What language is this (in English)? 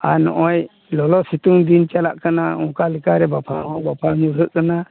Santali